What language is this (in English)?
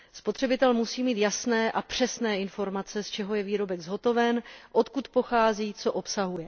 Czech